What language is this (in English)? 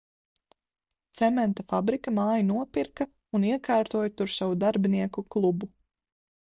Latvian